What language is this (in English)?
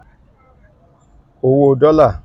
Yoruba